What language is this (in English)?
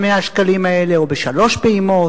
Hebrew